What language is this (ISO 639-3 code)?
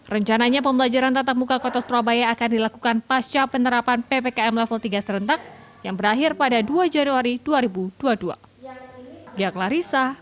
ind